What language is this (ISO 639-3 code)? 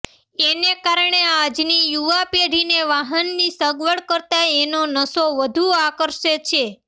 guj